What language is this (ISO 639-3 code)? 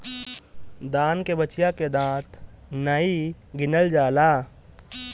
bho